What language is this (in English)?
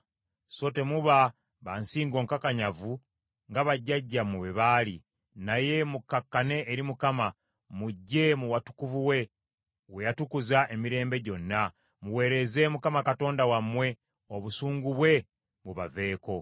Ganda